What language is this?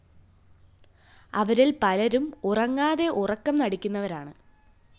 Malayalam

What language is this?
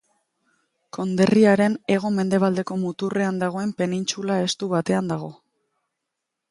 Basque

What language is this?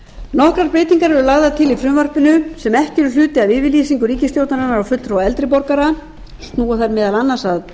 Icelandic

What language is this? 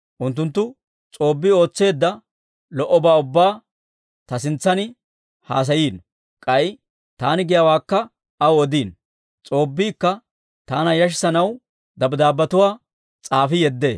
Dawro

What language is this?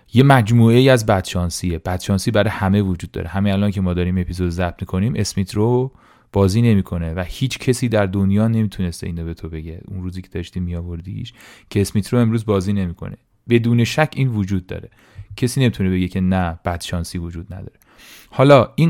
Persian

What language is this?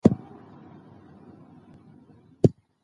Pashto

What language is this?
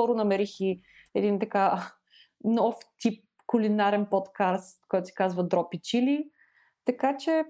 Bulgarian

